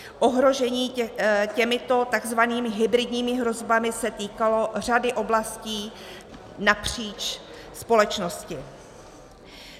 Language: Czech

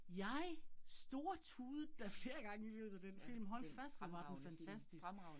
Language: Danish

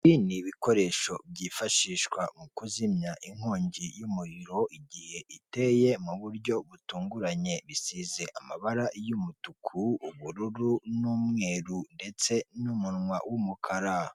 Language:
Kinyarwanda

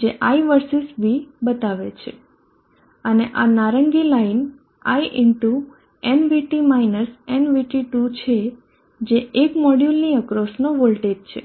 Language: Gujarati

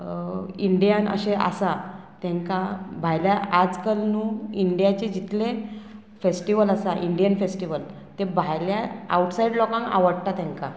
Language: Konkani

